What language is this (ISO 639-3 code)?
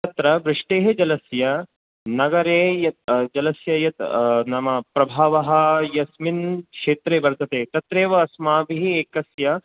san